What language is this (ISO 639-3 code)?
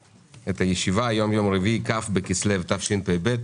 heb